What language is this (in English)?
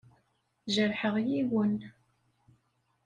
Kabyle